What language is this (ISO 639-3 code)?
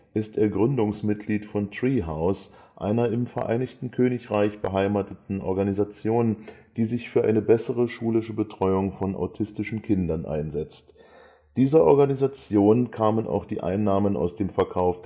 deu